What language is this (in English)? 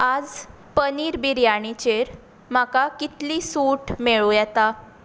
Konkani